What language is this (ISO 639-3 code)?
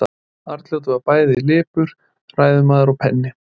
isl